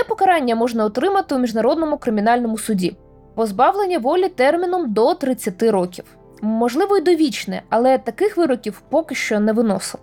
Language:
Ukrainian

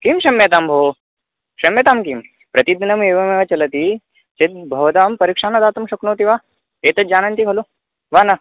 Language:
Sanskrit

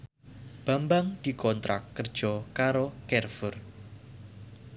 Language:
Javanese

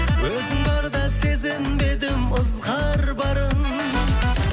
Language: Kazakh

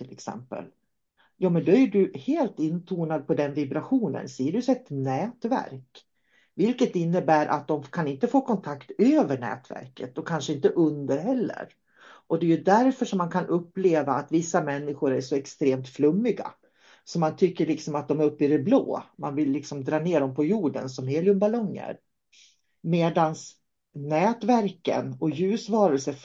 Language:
Swedish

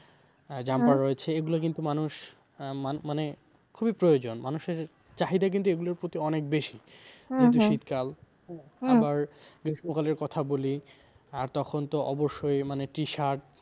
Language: Bangla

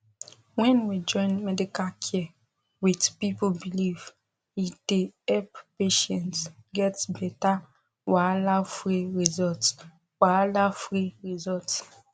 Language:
Nigerian Pidgin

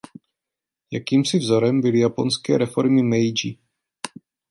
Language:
Czech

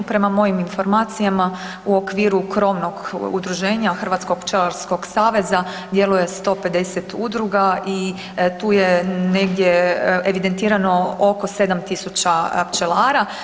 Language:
Croatian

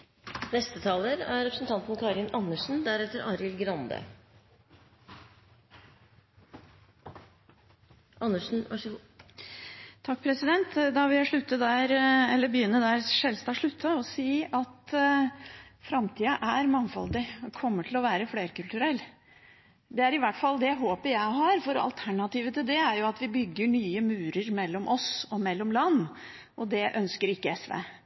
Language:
Norwegian Bokmål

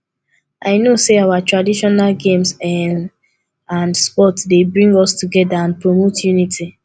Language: Nigerian Pidgin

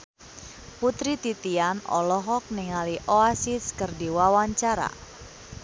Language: Sundanese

